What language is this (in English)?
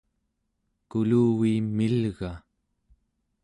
Central Yupik